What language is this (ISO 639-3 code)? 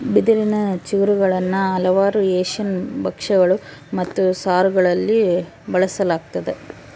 kan